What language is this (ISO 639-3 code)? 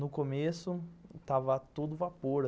por